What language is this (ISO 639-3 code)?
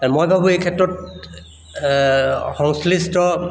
asm